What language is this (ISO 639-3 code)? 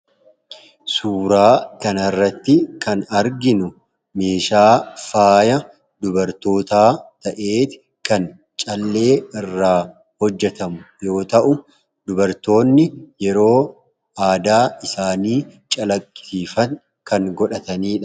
orm